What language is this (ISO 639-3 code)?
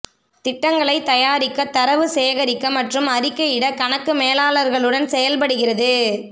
tam